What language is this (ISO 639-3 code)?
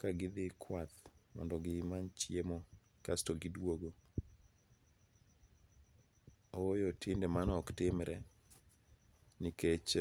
luo